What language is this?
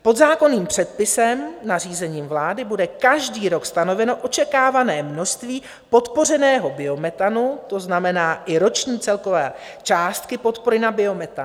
Czech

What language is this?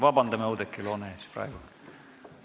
Estonian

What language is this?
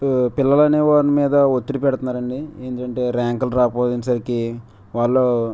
Telugu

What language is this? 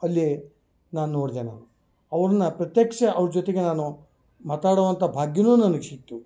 Kannada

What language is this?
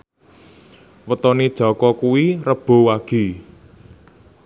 Javanese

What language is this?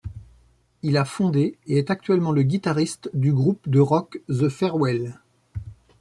French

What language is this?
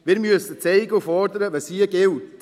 Swiss German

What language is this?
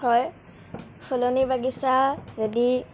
Assamese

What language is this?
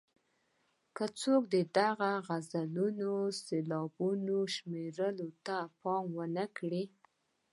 Pashto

